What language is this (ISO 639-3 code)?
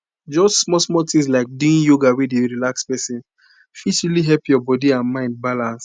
pcm